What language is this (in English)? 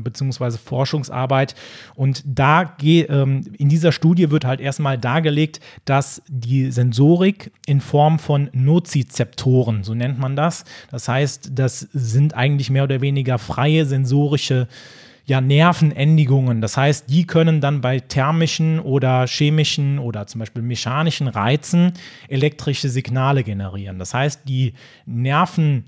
German